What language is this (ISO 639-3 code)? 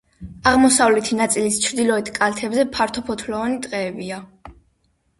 kat